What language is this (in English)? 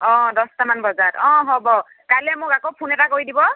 Assamese